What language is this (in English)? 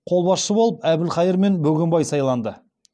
Kazakh